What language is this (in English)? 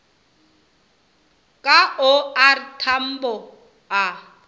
Northern Sotho